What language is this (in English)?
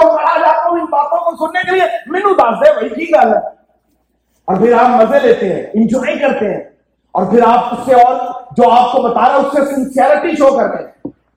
Urdu